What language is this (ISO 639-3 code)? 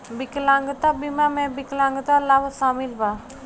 bho